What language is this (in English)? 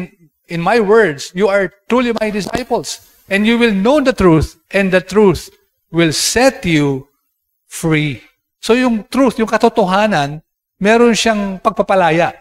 Filipino